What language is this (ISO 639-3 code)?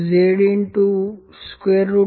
guj